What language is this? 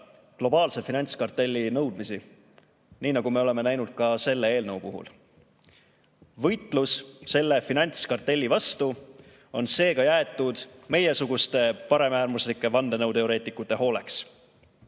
Estonian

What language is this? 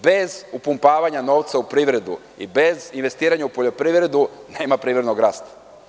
Serbian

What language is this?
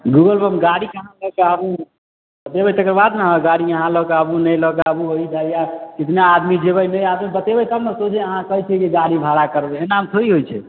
Maithili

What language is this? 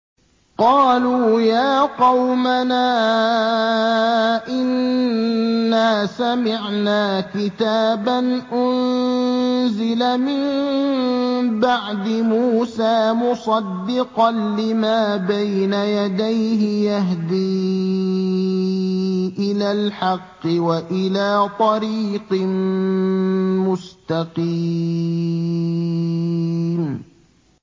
Arabic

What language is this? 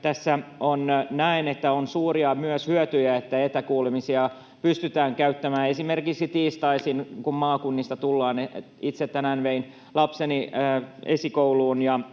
Finnish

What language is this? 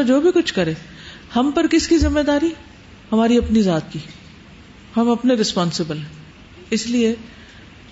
Urdu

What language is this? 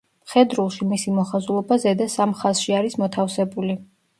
Georgian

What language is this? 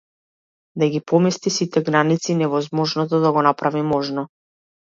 Macedonian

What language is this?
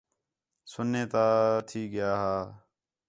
Khetrani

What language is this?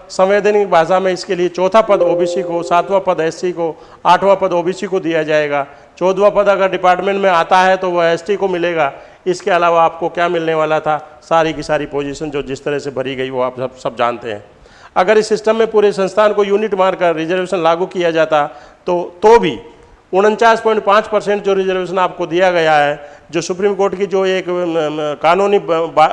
Hindi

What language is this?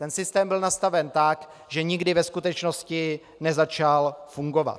Czech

